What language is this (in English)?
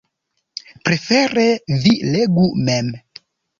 Esperanto